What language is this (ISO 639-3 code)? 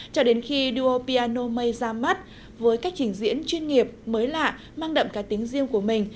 vie